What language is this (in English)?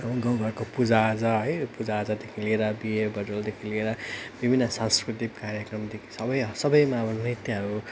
Nepali